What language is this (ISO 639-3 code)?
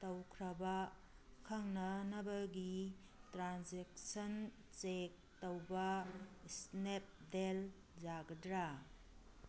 mni